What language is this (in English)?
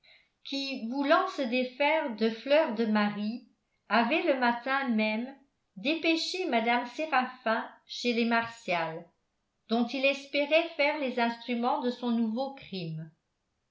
French